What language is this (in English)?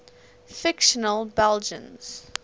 English